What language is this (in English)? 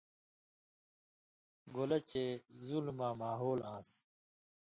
Indus Kohistani